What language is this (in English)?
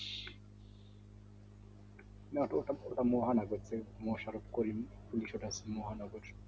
Bangla